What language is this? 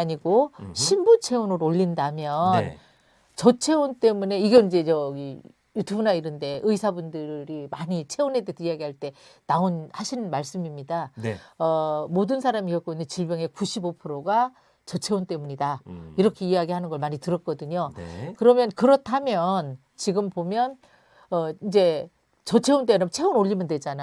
Korean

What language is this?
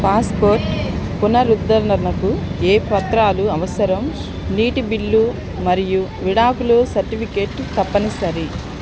Telugu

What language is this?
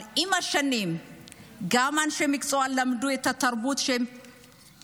Hebrew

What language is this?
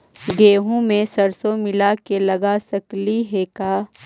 Magahi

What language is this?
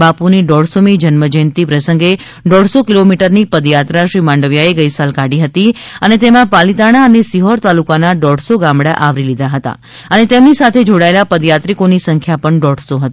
Gujarati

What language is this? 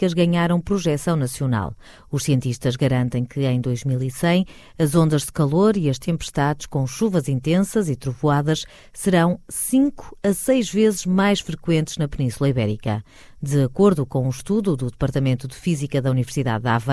Portuguese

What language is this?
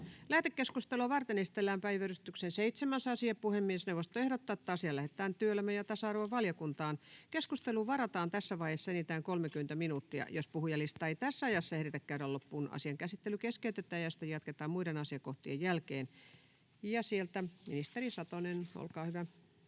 Finnish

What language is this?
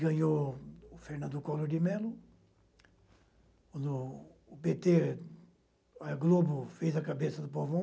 Portuguese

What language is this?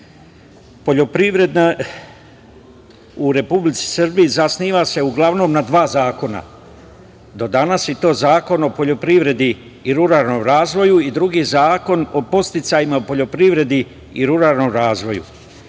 Serbian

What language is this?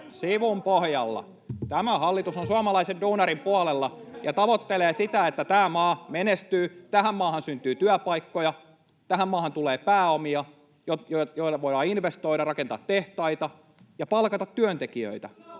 Finnish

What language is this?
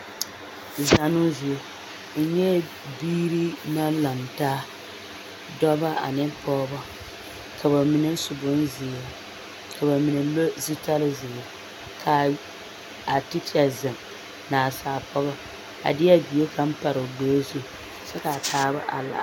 Southern Dagaare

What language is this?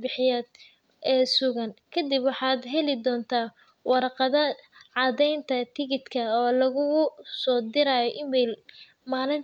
Somali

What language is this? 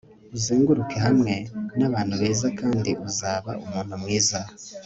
Kinyarwanda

